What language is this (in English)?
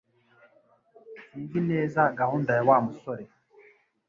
Kinyarwanda